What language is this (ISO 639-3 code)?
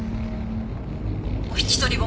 jpn